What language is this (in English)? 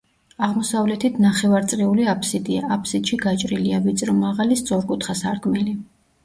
Georgian